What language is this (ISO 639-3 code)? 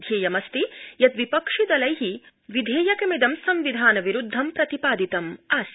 san